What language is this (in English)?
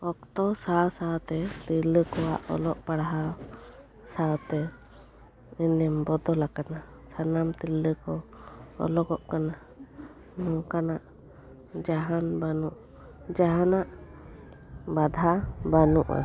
Santali